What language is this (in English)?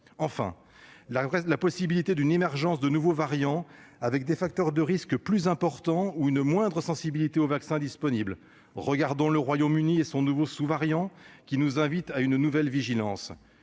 French